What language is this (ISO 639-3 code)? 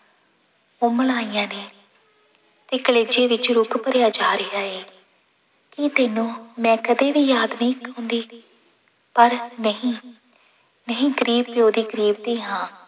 pan